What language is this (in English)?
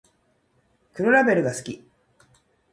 Japanese